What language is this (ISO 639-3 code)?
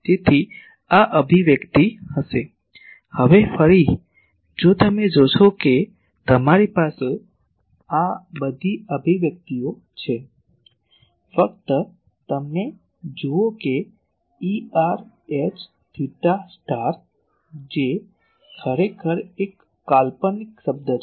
guj